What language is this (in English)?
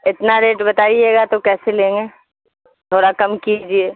Urdu